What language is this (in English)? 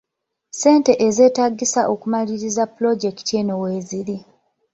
Ganda